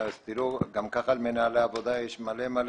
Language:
Hebrew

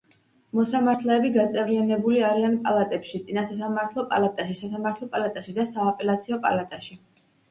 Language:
Georgian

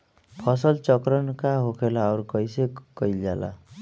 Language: Bhojpuri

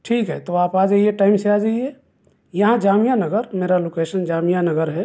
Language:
Urdu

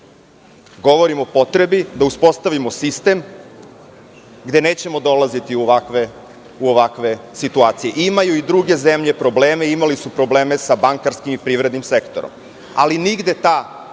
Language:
Serbian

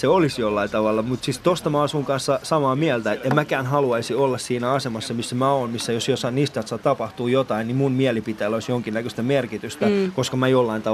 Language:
Finnish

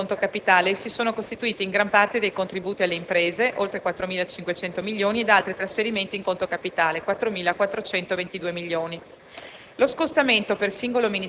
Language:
Italian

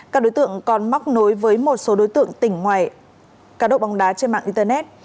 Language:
Vietnamese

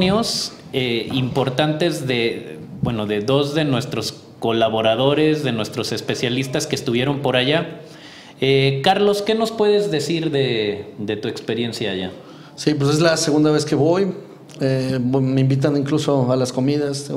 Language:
Spanish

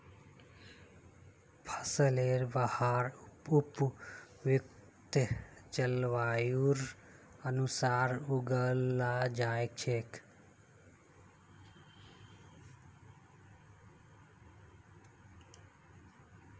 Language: Magahi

